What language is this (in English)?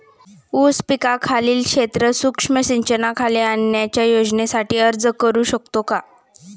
Marathi